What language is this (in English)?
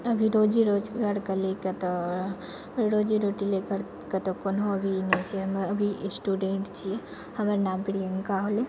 Maithili